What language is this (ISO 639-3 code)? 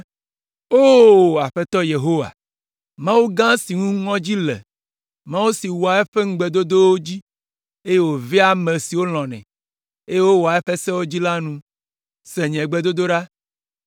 ewe